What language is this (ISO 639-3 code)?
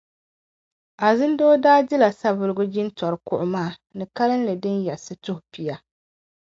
dag